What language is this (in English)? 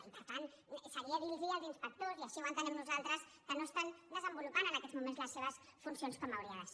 Catalan